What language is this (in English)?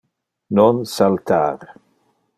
Interlingua